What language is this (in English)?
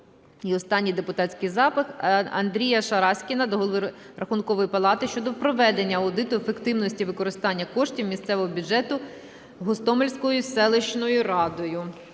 Ukrainian